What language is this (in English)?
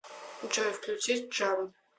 Russian